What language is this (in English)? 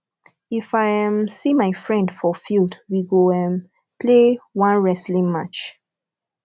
Nigerian Pidgin